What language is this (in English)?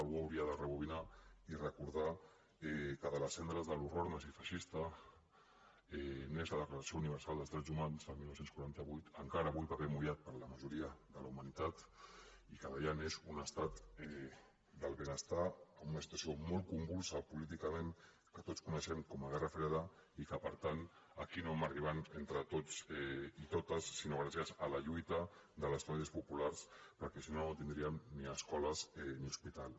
Catalan